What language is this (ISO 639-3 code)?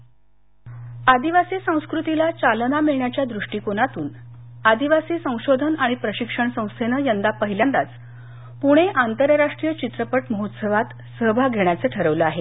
mar